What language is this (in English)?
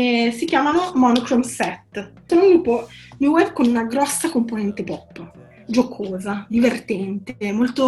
Italian